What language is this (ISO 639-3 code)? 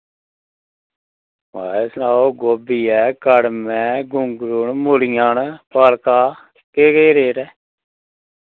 doi